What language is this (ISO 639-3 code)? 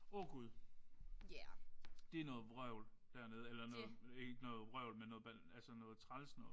dan